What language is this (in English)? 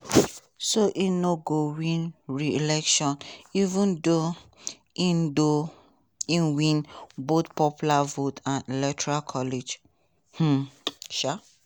Nigerian Pidgin